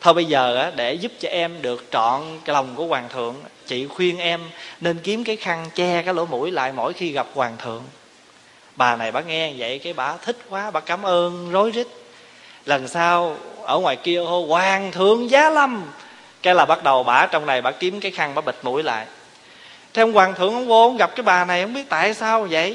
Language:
Vietnamese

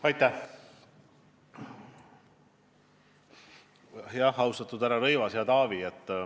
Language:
Estonian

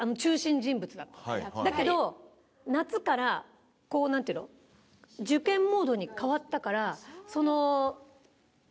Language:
Japanese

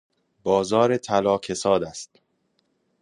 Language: Persian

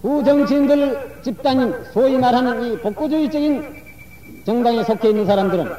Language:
Korean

